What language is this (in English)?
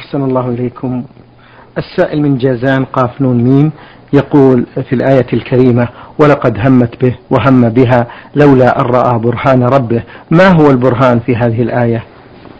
Arabic